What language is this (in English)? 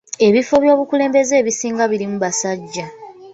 Ganda